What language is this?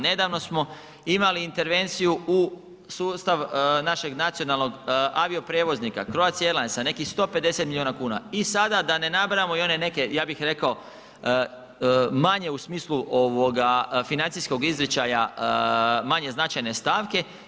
Croatian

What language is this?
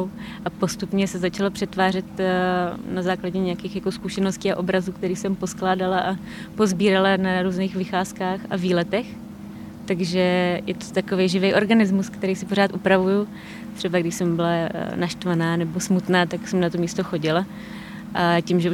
Czech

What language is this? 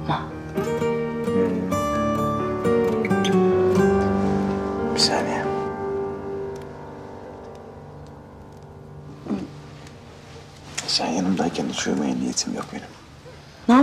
Turkish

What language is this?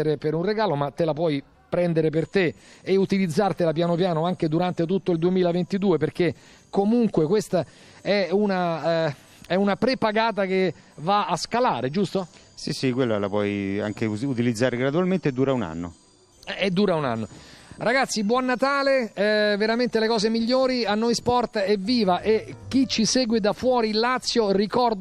Italian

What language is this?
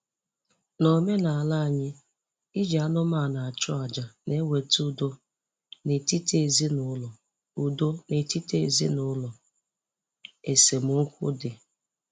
Igbo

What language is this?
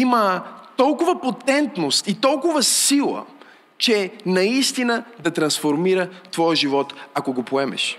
Bulgarian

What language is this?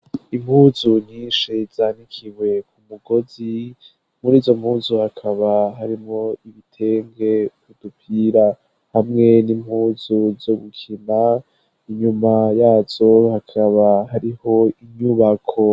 Rundi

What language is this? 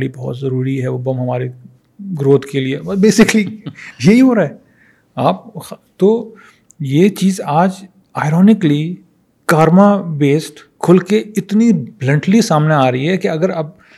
Urdu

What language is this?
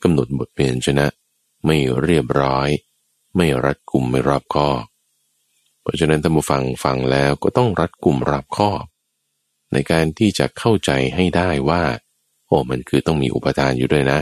Thai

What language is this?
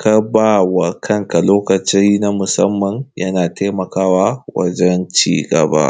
Hausa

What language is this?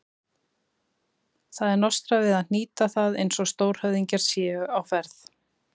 Icelandic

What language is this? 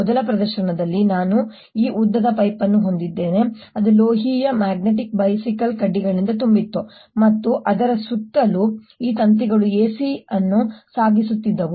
Kannada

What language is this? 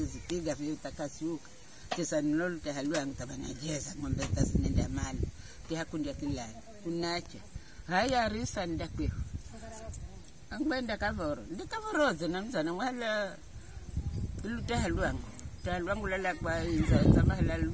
Indonesian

